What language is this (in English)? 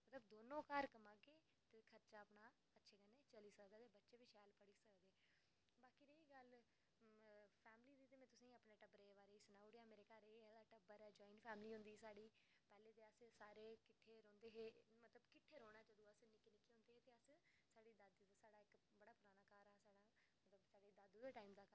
Dogri